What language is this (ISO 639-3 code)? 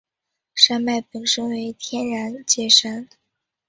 zho